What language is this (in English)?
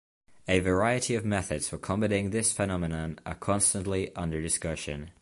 English